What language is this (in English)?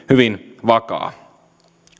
Finnish